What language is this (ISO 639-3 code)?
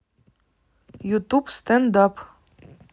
rus